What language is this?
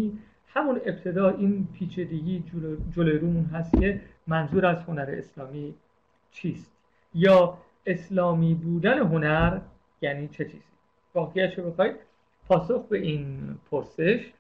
Persian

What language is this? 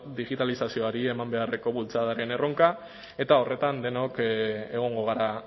Basque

